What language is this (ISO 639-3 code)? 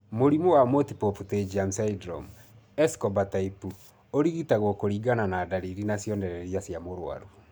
kik